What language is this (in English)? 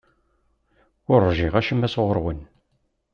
Kabyle